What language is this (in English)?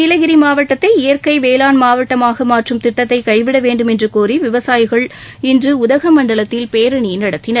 Tamil